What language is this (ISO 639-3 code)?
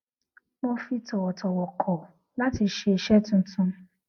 yor